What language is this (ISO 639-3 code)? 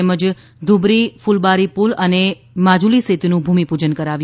guj